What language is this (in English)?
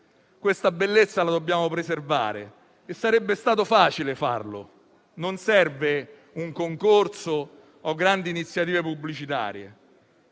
Italian